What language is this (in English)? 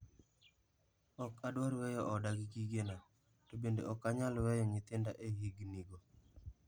Luo (Kenya and Tanzania)